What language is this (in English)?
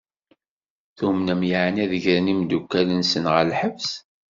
Kabyle